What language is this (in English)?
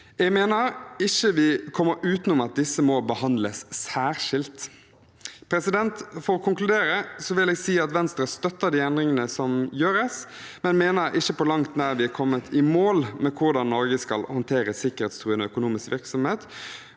Norwegian